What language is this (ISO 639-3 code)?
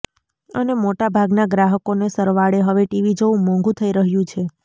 guj